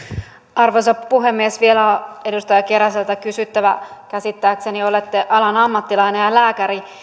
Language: Finnish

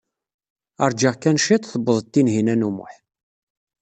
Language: Kabyle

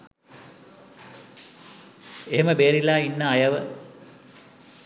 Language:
Sinhala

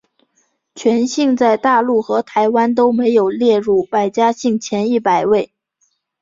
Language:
Chinese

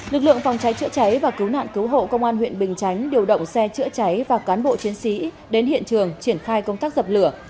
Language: Vietnamese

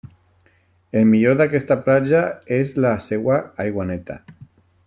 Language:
Catalan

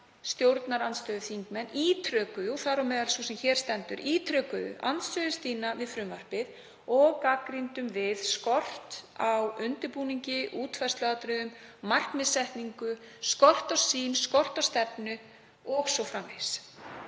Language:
Icelandic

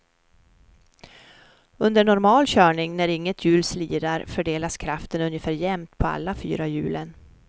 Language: Swedish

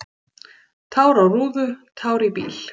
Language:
Icelandic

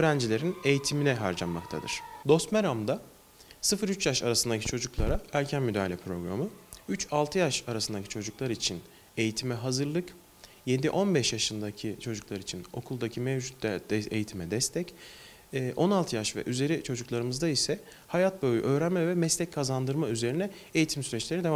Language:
Turkish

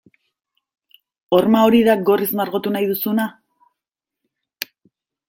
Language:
Basque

